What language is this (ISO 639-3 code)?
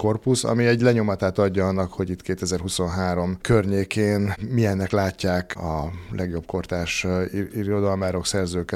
hun